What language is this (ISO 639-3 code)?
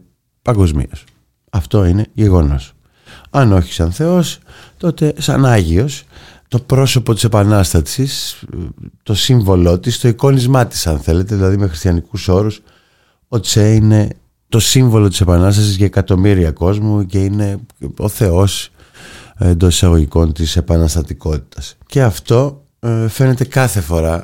ell